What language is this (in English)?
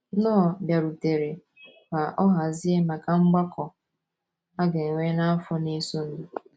Igbo